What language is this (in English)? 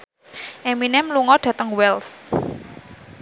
Javanese